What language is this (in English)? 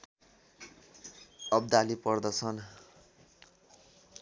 Nepali